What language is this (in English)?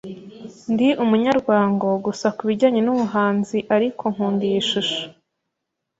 Kinyarwanda